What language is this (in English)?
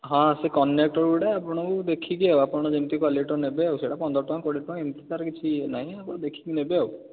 Odia